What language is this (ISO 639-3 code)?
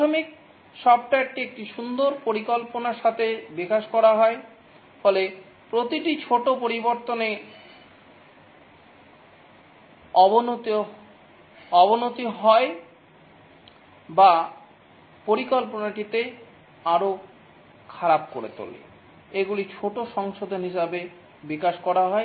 ben